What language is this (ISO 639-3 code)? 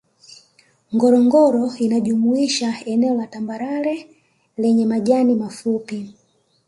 swa